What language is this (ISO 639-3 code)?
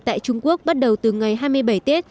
vie